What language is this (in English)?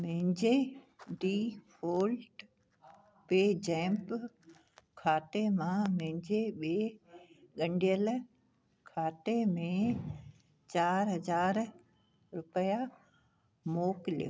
Sindhi